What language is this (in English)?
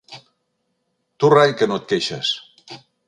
Catalan